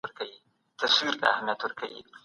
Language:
Pashto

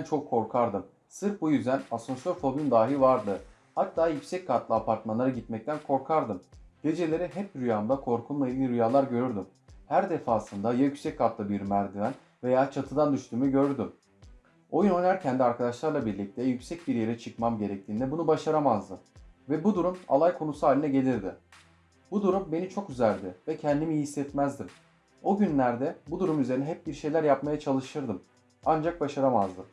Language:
Turkish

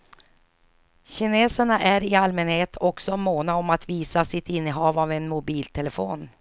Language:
Swedish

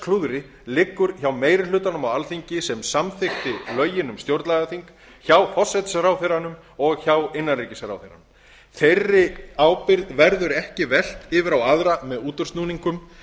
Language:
Icelandic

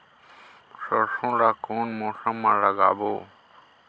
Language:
Chhattisgarhi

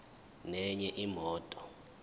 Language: Zulu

